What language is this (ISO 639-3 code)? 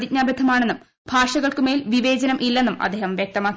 mal